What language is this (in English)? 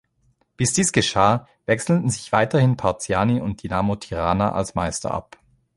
German